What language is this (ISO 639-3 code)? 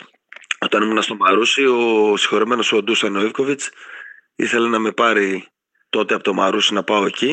ell